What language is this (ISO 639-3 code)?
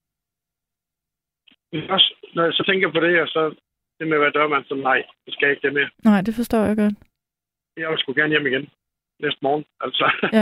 dan